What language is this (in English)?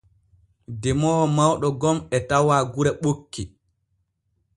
Borgu Fulfulde